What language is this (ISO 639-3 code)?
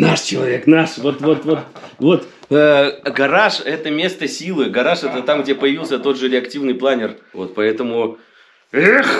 rus